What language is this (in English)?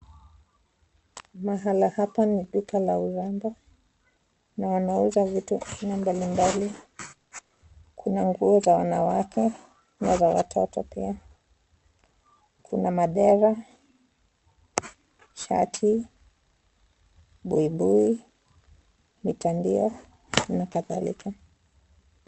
Swahili